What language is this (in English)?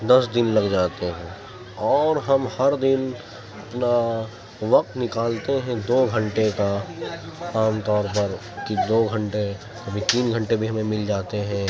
Urdu